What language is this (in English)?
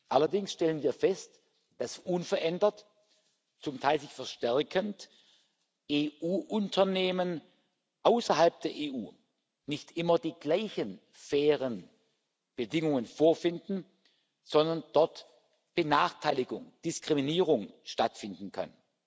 German